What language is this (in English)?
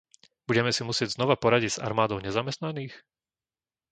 Slovak